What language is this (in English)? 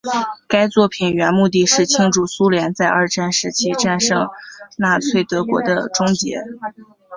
Chinese